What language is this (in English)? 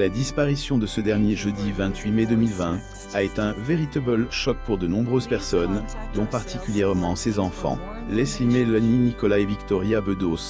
French